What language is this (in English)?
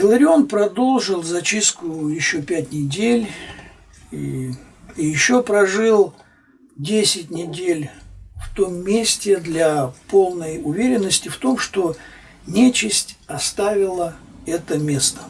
Russian